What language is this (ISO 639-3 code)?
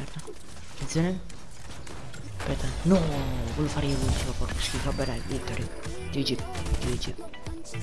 ita